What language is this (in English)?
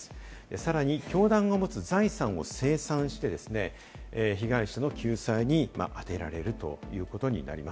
Japanese